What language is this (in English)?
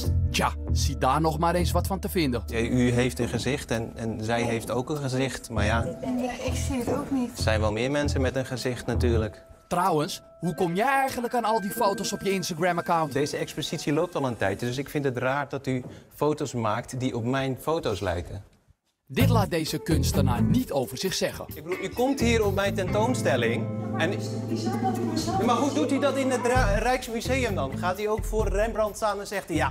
Dutch